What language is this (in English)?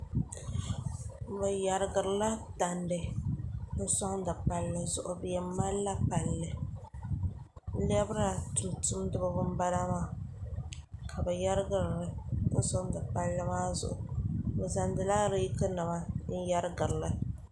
Dagbani